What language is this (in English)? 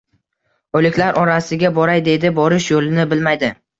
Uzbek